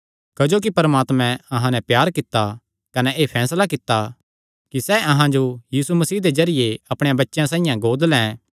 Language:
Kangri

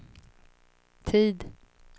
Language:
Swedish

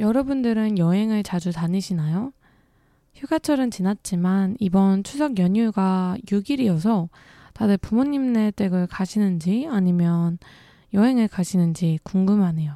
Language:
Korean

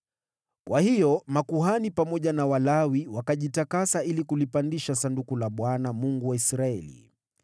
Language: Swahili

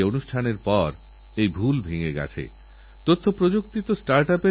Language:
Bangla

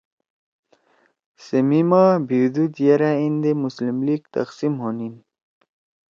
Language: Torwali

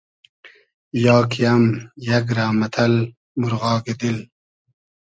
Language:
Hazaragi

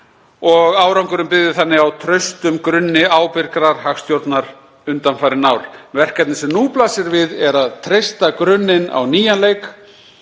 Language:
Icelandic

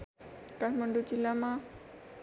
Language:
Nepali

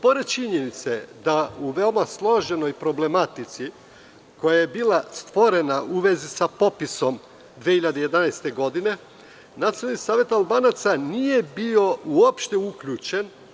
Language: Serbian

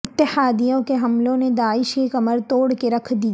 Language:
Urdu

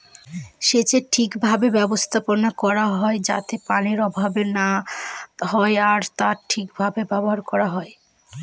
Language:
Bangla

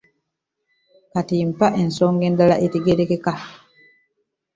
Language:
Ganda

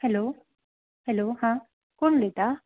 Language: Konkani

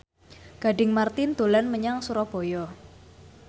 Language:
Javanese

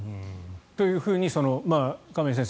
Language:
Japanese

